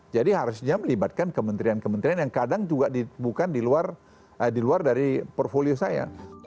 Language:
Indonesian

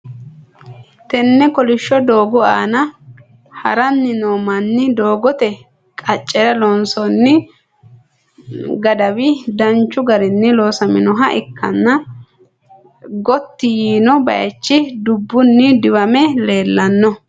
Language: Sidamo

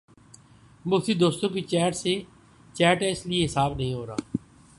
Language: Urdu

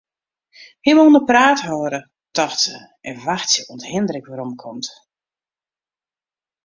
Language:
Western Frisian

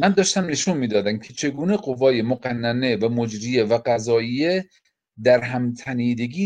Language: Persian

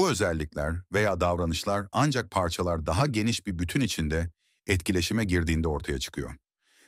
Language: Turkish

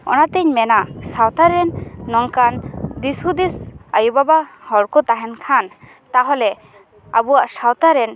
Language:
Santali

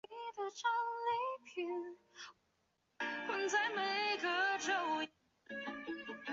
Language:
Chinese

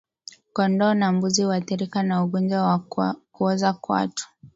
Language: Swahili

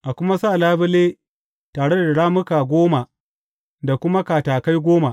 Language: Hausa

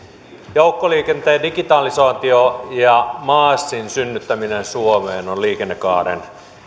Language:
Finnish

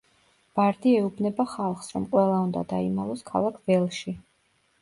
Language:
Georgian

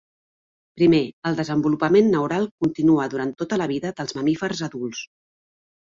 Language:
Catalan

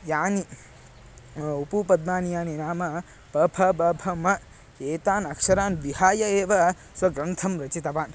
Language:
Sanskrit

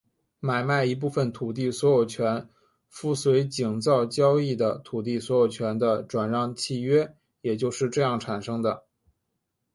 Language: Chinese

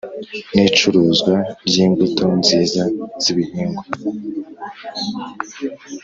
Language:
Kinyarwanda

